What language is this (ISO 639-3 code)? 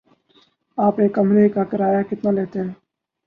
urd